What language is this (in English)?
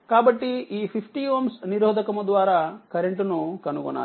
Telugu